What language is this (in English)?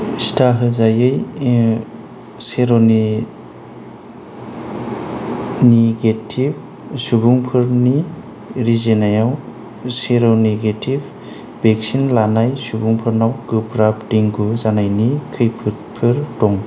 Bodo